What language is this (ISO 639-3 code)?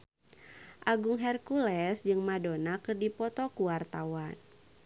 sun